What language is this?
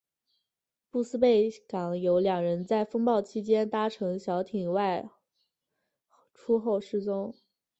Chinese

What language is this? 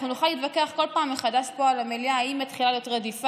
Hebrew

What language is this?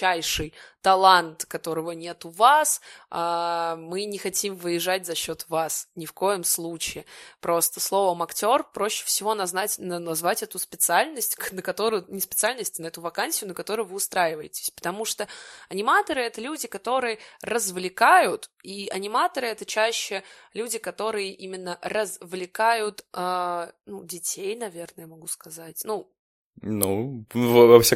Russian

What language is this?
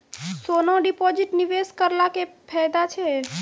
Maithili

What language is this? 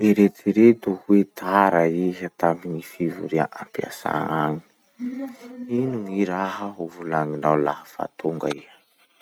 Masikoro Malagasy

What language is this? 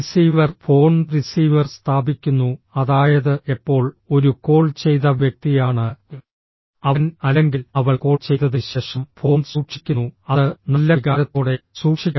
Malayalam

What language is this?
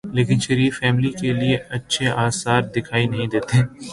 Urdu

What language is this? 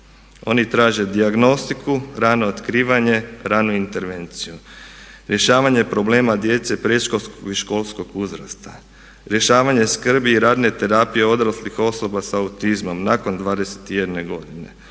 Croatian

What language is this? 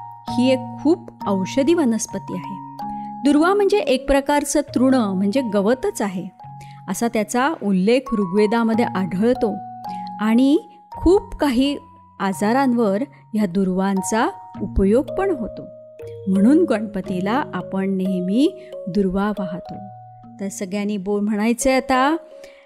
Marathi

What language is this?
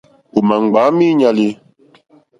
Mokpwe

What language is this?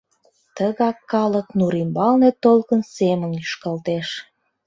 Mari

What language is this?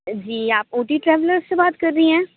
Urdu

